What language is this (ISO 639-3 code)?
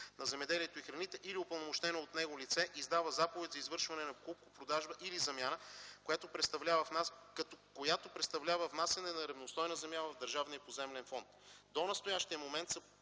bul